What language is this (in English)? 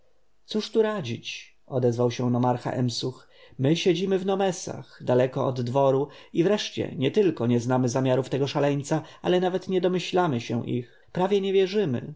Polish